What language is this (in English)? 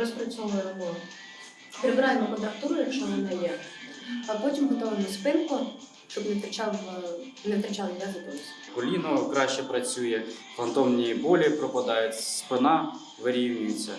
Ukrainian